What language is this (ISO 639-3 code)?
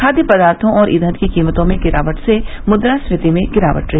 hin